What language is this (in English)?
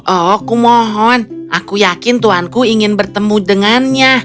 Indonesian